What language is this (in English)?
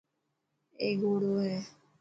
Dhatki